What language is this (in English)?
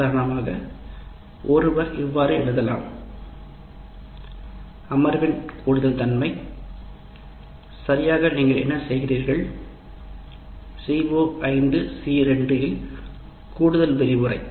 Tamil